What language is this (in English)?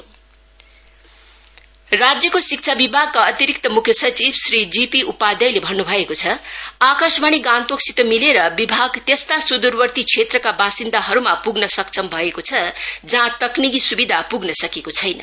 Nepali